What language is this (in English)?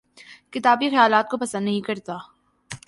Urdu